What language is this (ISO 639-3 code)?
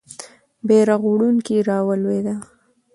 pus